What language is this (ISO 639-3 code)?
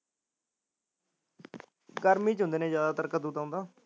pan